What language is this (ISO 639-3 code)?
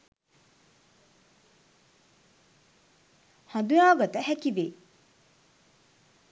sin